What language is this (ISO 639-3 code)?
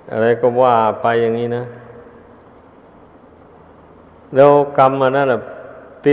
tha